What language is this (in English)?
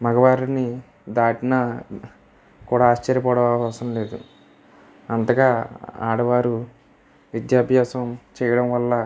Telugu